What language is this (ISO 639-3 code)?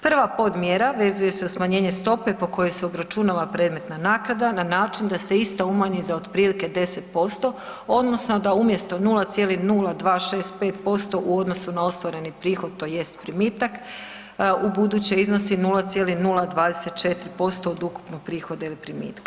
hrv